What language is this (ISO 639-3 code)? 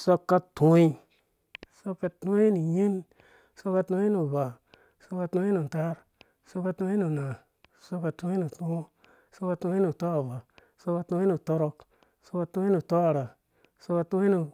ldb